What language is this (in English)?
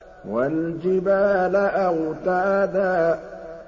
Arabic